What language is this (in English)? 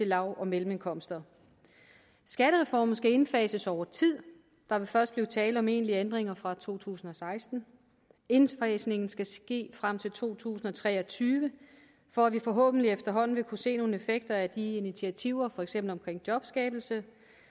Danish